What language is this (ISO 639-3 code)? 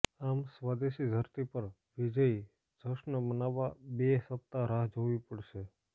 guj